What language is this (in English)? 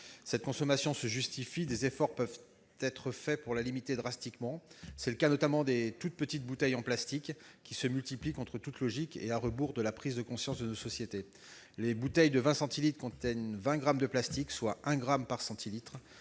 French